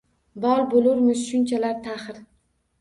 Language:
Uzbek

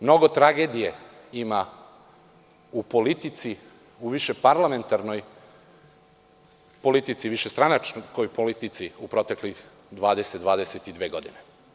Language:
Serbian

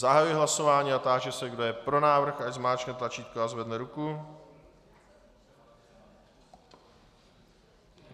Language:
Czech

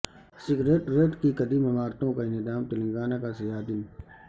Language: Urdu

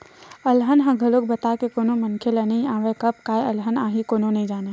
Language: Chhattisgarhi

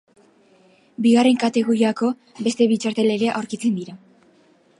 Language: Basque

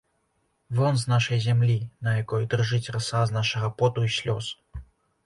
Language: Belarusian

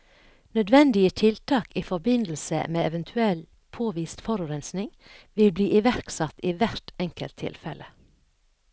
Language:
Norwegian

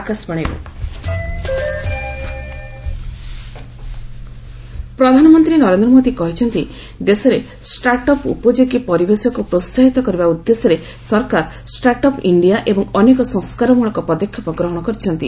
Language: Odia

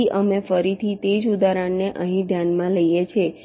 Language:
Gujarati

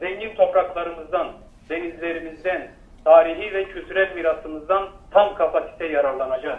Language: Turkish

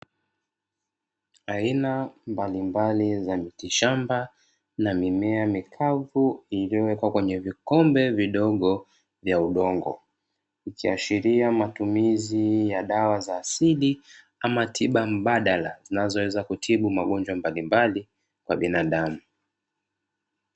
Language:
Swahili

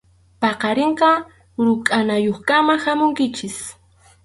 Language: Arequipa-La Unión Quechua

